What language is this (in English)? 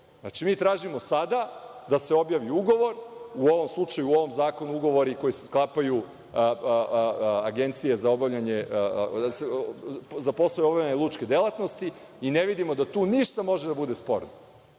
Serbian